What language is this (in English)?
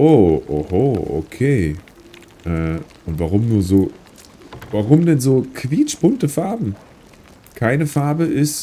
German